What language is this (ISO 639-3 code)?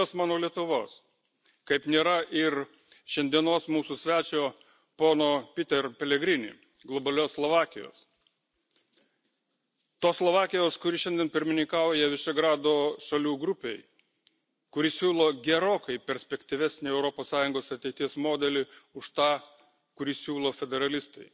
lit